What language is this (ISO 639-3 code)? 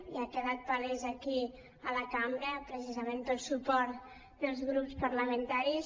cat